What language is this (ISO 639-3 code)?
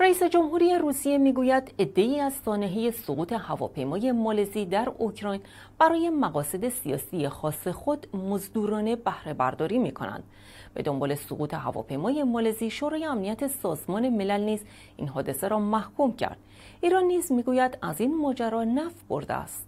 fas